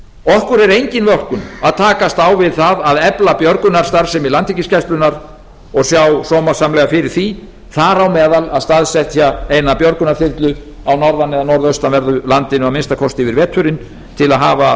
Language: Icelandic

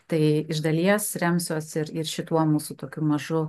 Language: Lithuanian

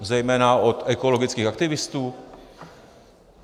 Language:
Czech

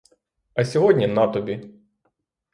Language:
Ukrainian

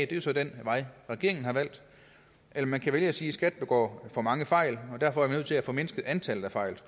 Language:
Danish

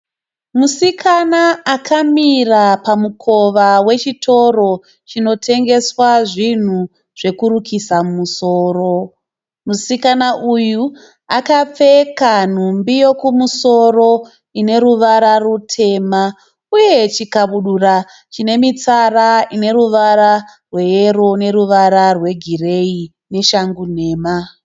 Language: Shona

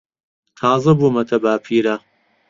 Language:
Central Kurdish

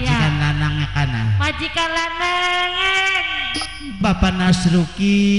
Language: Indonesian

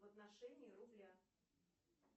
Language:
Russian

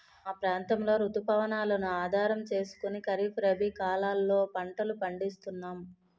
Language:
Telugu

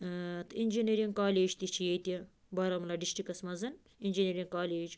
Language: Kashmiri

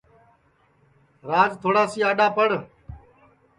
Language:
Sansi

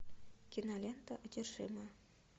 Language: Russian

